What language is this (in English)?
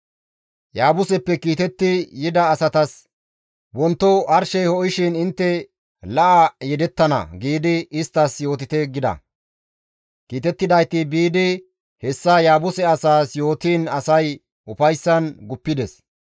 Gamo